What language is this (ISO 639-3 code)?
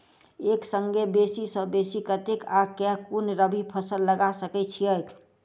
mai